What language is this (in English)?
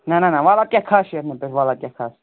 Kashmiri